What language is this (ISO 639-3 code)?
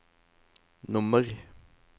nor